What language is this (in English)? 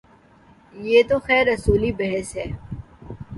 Urdu